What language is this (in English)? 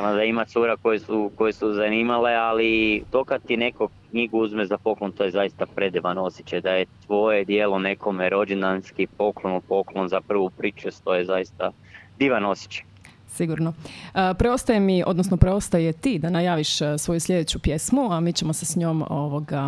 Croatian